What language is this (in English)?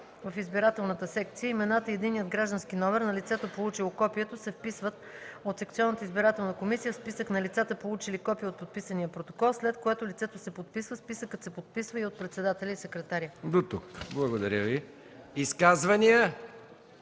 Bulgarian